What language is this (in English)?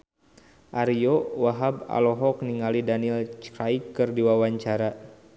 Sundanese